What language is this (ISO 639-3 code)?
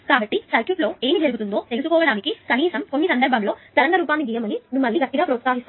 tel